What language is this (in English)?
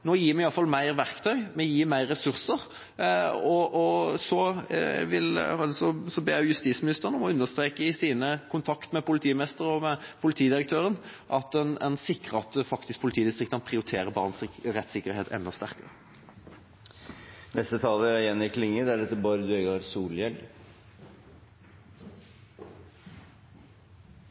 Norwegian